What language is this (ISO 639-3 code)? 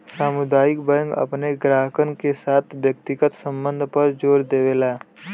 bho